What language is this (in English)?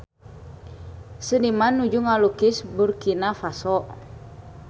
Sundanese